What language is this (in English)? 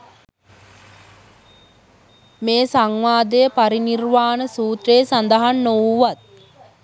Sinhala